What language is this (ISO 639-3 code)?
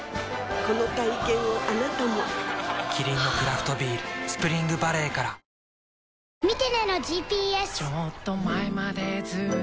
jpn